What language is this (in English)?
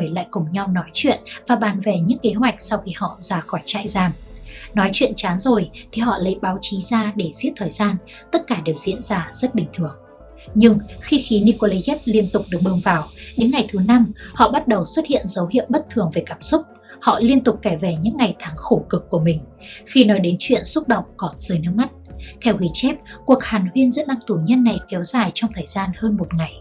Vietnamese